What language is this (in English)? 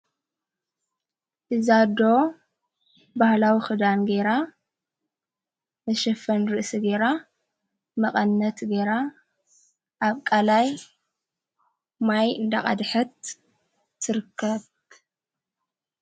Tigrinya